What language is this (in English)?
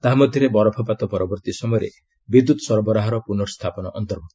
Odia